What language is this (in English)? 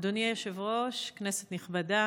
Hebrew